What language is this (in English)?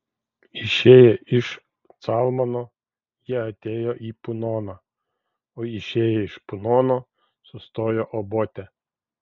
Lithuanian